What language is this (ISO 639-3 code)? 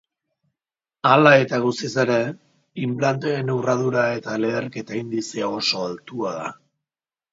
eus